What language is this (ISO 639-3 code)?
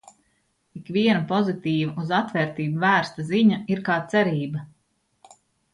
lav